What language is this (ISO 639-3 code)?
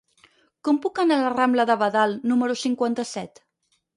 cat